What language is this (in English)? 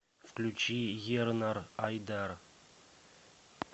Russian